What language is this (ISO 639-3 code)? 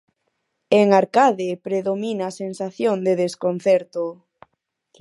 glg